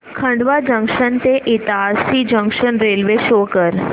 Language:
Marathi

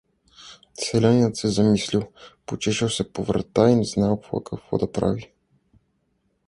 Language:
Bulgarian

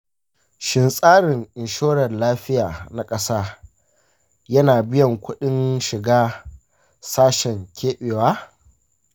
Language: Hausa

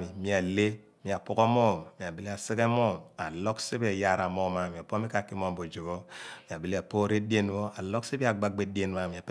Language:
Abua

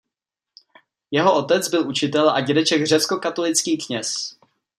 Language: Czech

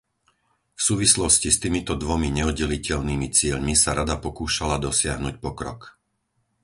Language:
Slovak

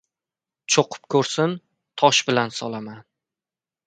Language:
Uzbek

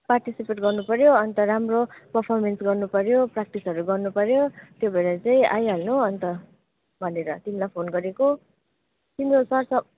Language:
Nepali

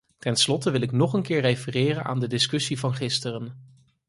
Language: Dutch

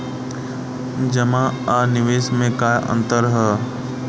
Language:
Bhojpuri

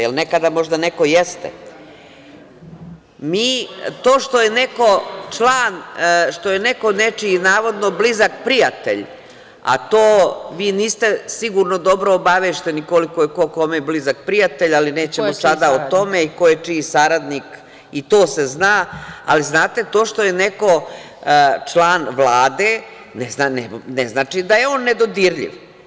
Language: Serbian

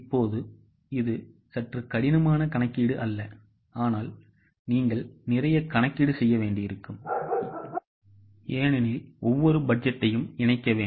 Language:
Tamil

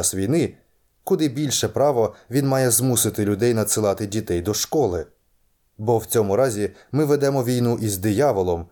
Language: Ukrainian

